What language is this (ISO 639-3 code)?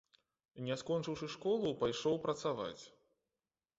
bel